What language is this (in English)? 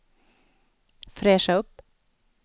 Swedish